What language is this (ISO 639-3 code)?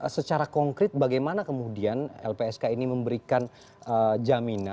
ind